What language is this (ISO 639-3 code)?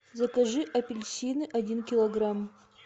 rus